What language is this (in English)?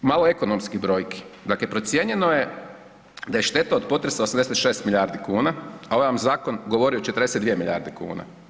Croatian